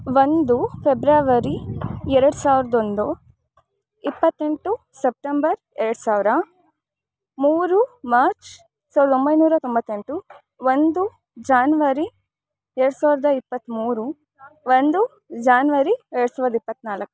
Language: Kannada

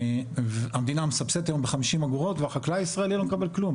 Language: Hebrew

